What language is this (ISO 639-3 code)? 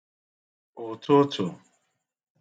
ibo